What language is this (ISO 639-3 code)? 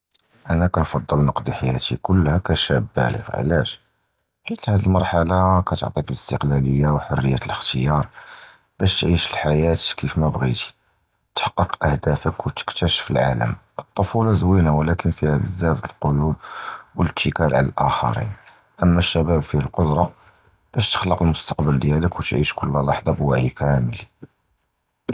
jrb